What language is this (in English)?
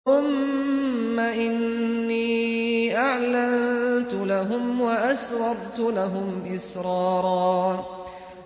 Arabic